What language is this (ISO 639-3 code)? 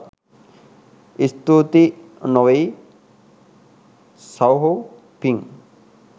sin